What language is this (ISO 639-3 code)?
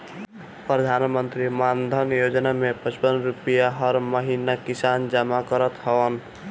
bho